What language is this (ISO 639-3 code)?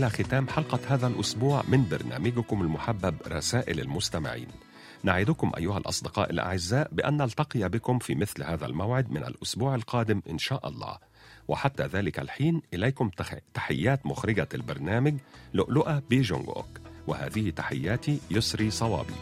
ara